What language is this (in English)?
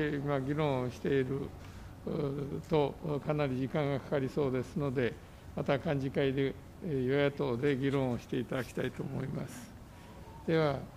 Japanese